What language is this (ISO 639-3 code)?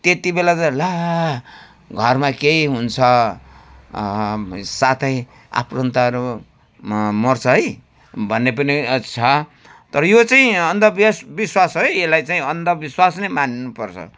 nep